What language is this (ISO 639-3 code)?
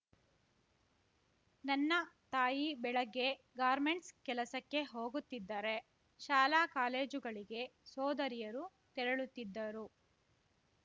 kan